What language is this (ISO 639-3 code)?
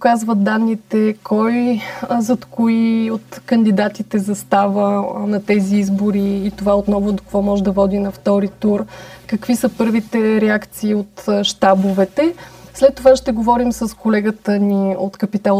bul